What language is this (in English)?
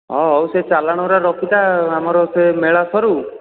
Odia